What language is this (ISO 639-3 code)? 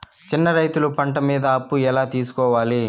tel